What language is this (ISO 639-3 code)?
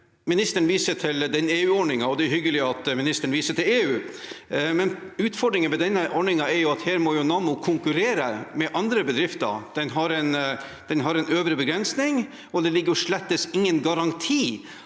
nor